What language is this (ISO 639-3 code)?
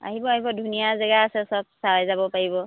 asm